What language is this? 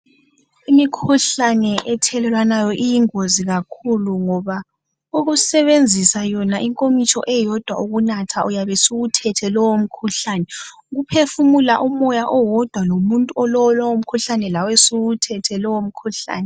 North Ndebele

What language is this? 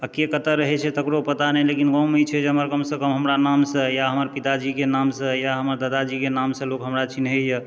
Maithili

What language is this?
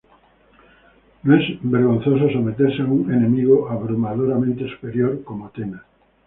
Spanish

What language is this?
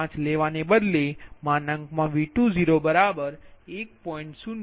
Gujarati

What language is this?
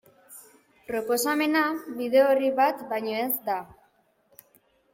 Basque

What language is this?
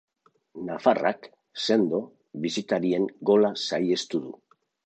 Basque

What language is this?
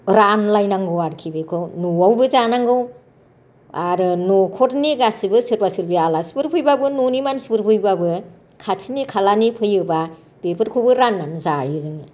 Bodo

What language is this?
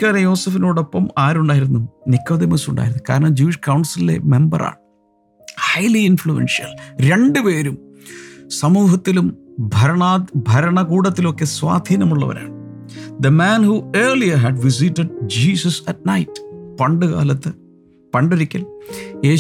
Malayalam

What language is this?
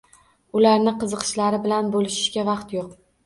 Uzbek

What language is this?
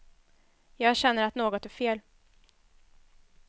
Swedish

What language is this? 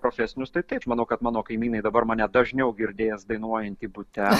Lithuanian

